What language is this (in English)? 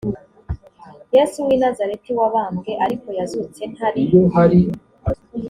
Kinyarwanda